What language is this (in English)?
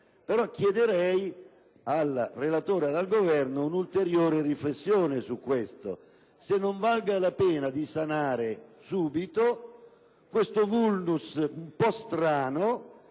Italian